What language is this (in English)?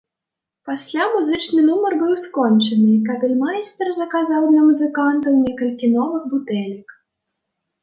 Belarusian